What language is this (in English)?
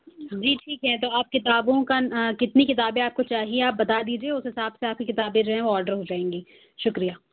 Urdu